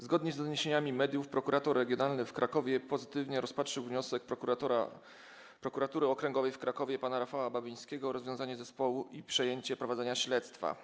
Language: Polish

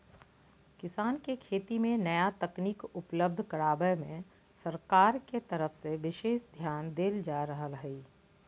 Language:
Magahi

